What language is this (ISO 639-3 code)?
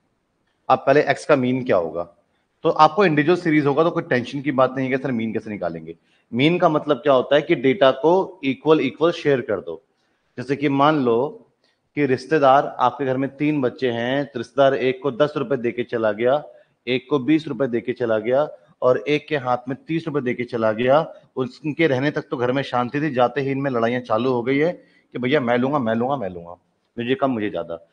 hin